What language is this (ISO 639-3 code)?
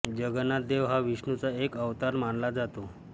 mar